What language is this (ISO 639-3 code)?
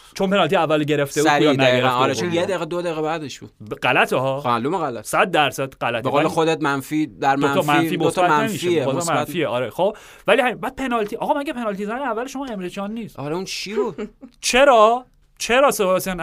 fas